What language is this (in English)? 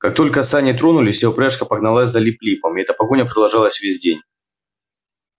Russian